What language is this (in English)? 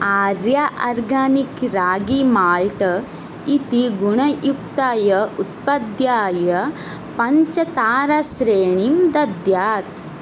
Sanskrit